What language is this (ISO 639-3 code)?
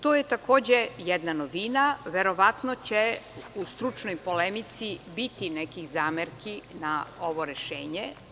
srp